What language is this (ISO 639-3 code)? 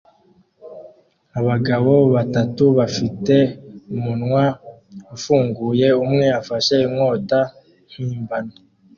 kin